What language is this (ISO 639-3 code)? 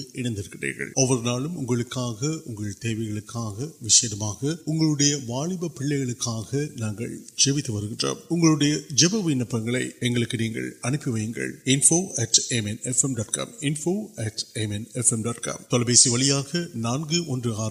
urd